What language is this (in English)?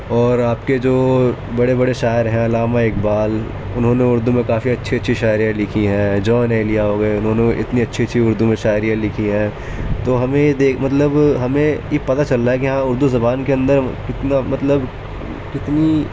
Urdu